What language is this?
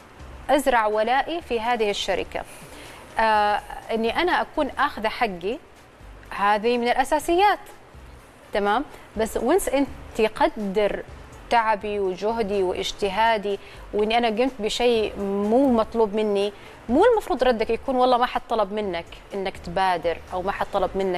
Arabic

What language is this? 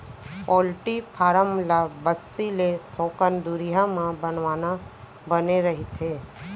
Chhattisgarhi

